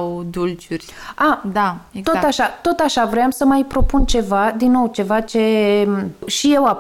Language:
Romanian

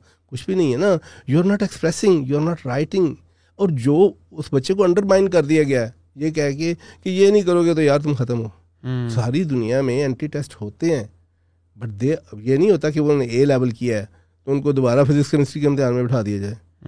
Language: Urdu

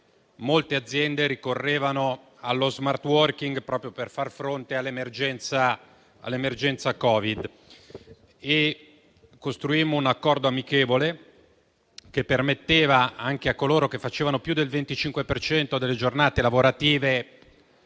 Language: Italian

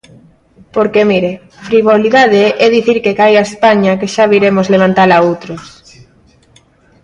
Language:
Galician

